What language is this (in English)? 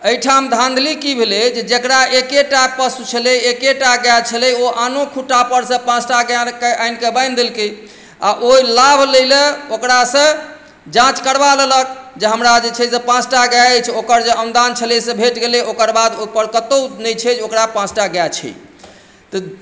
Maithili